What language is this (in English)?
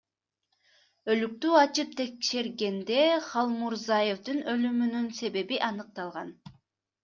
Kyrgyz